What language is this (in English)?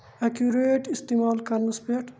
Kashmiri